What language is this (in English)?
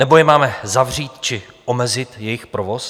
Czech